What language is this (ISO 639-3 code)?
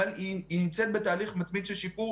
heb